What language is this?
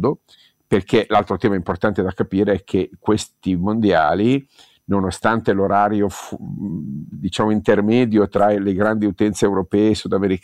Italian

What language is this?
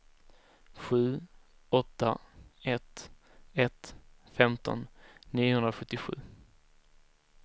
Swedish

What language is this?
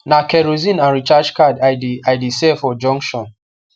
Nigerian Pidgin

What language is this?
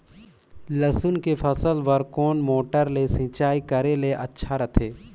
Chhattisgarhi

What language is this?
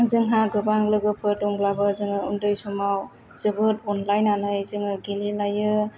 Bodo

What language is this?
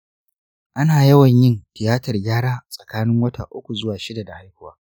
Hausa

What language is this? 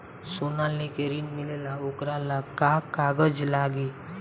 Bhojpuri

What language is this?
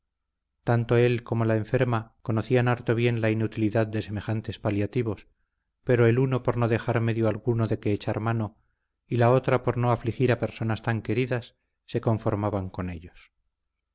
Spanish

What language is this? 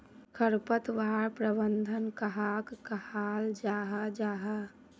Magahi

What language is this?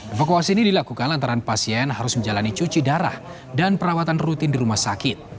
Indonesian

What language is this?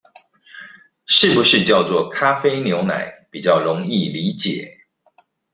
Chinese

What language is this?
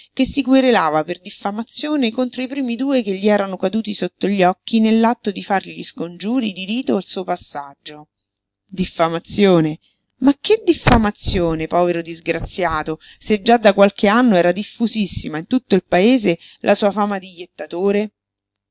Italian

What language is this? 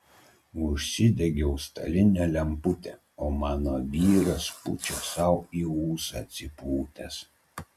Lithuanian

